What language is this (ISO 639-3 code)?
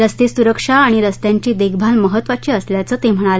mar